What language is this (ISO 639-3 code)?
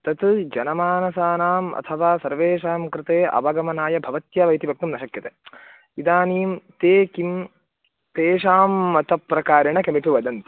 san